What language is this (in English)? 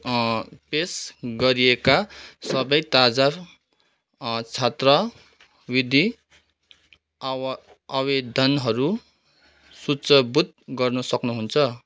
Nepali